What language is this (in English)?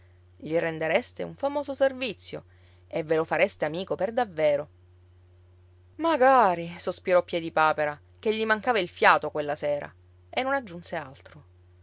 Italian